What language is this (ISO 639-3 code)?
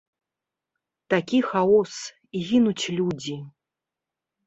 bel